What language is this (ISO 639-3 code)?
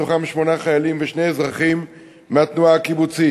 heb